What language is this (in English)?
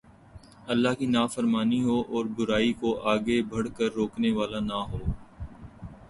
Urdu